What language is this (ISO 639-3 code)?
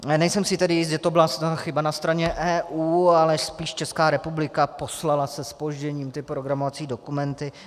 ces